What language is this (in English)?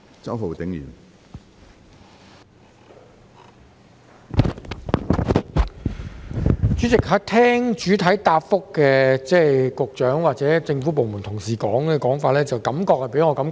Cantonese